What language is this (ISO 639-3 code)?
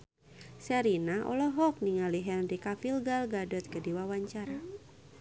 sun